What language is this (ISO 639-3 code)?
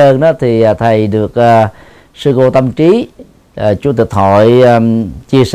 vie